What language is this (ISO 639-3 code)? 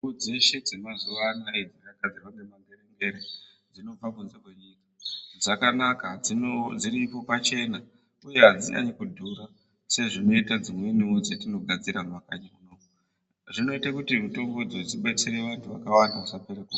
ndc